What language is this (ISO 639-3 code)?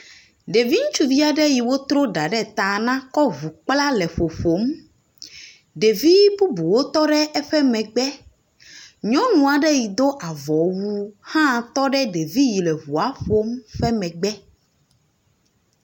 ewe